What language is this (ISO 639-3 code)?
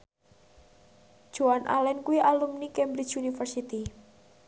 jav